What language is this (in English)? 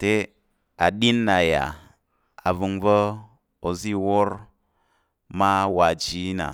Tarok